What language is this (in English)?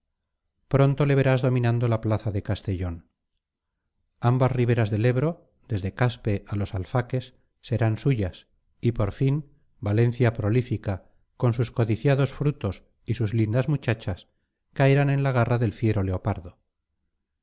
Spanish